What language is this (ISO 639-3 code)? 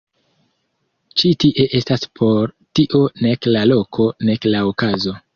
epo